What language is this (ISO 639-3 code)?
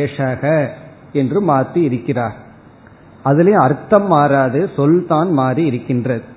tam